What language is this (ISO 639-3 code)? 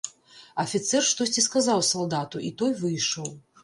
bel